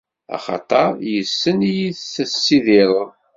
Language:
Kabyle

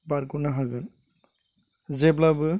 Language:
Bodo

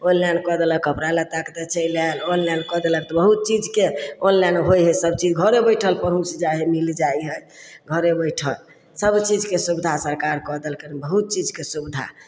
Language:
Maithili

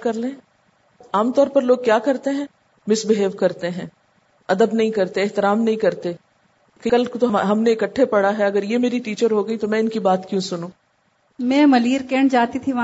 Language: Urdu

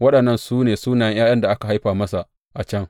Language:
Hausa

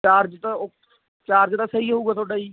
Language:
Punjabi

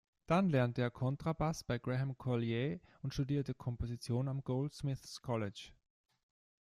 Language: German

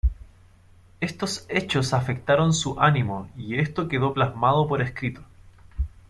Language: Spanish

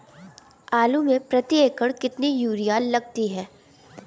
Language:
Hindi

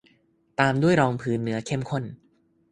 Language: Thai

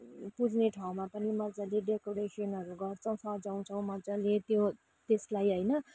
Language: Nepali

